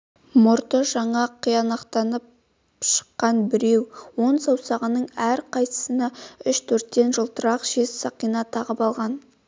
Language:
Kazakh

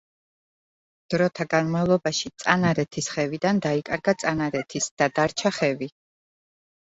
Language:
Georgian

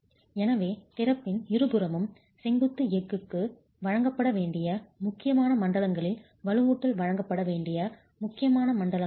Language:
Tamil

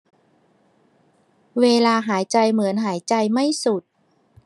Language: Thai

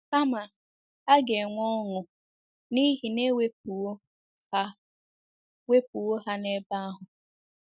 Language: Igbo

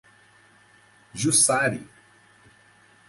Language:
Portuguese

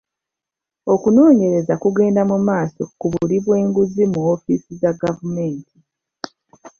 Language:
Ganda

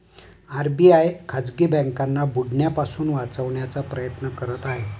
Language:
Marathi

